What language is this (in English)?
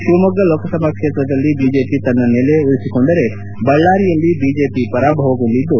Kannada